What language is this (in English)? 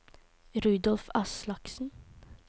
Norwegian